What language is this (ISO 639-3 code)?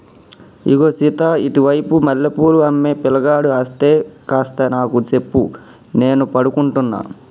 tel